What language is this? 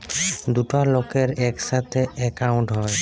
Bangla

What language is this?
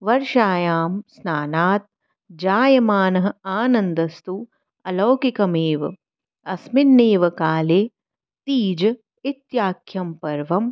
Sanskrit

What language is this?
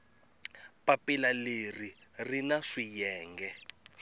Tsonga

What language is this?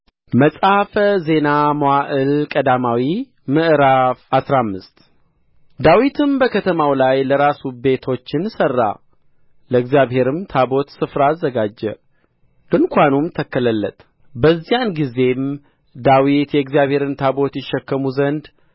Amharic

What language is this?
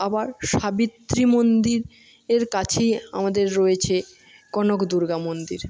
Bangla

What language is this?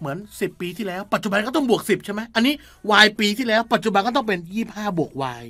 Thai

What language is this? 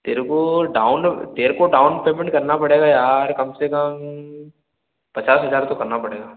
Hindi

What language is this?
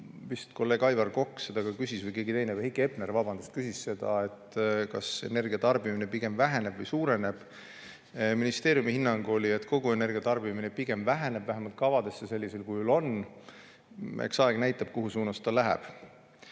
Estonian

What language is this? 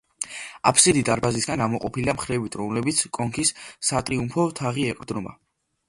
Georgian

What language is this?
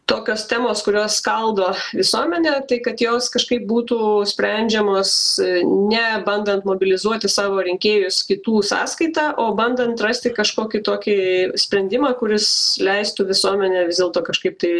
Lithuanian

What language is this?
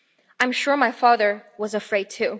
English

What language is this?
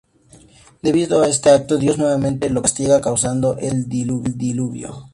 Spanish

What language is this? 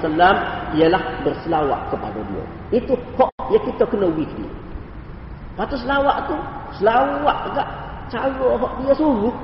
Malay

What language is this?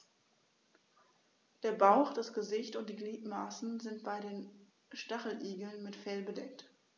German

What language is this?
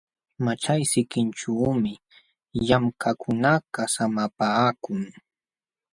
Jauja Wanca Quechua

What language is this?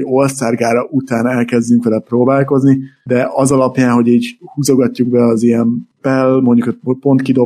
Hungarian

